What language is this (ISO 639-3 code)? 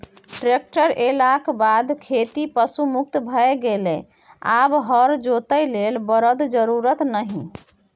mai